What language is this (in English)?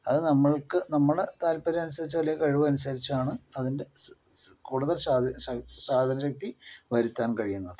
Malayalam